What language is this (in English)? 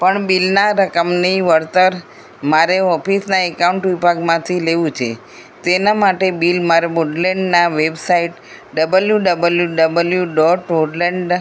Gujarati